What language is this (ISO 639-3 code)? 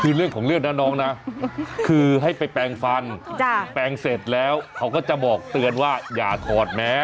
tha